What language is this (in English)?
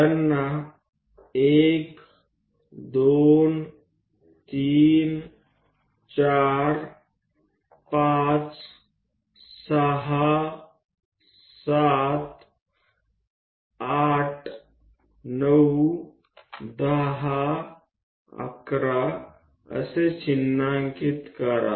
Gujarati